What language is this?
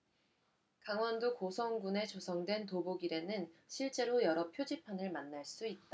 Korean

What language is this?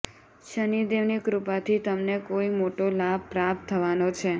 Gujarati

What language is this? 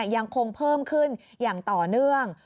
Thai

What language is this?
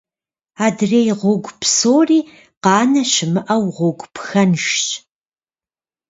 Kabardian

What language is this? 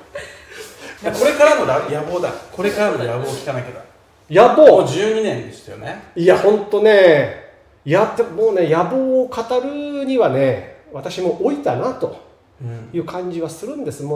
Japanese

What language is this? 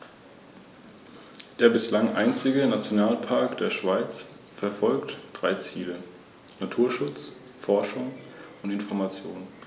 German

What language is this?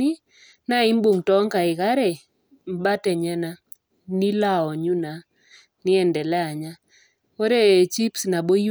Masai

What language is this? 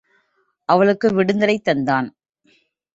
Tamil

